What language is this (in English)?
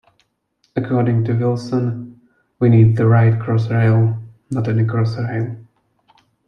English